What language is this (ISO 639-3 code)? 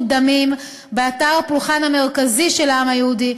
heb